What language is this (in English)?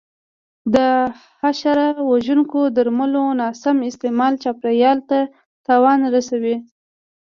Pashto